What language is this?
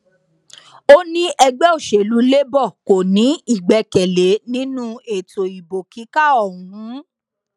Yoruba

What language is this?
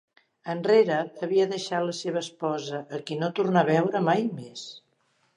Catalan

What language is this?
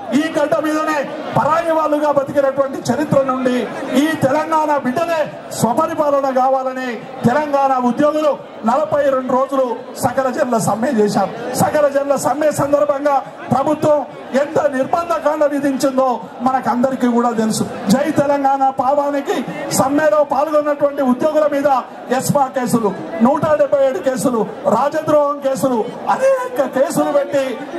Telugu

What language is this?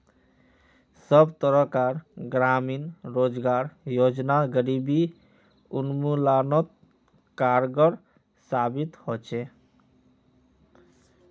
Magahi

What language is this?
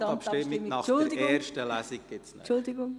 Swiss German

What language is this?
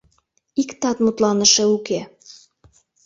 Mari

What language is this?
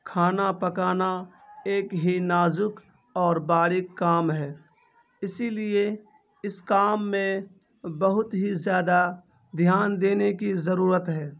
Urdu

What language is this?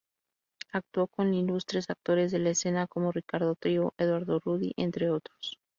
Spanish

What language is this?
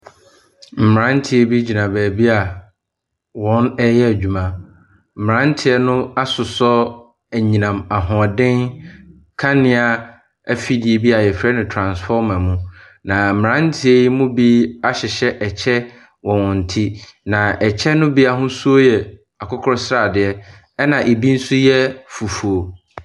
Akan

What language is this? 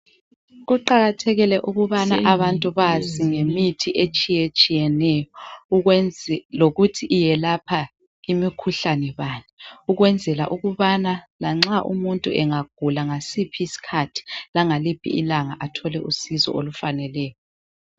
North Ndebele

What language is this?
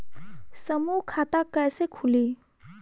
Bhojpuri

